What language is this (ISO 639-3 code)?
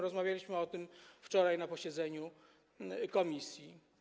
pol